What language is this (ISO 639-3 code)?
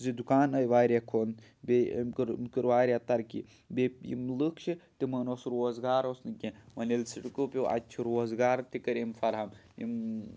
kas